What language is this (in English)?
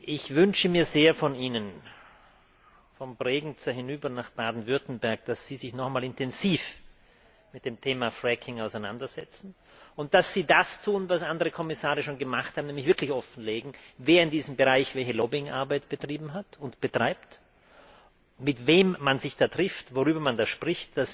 German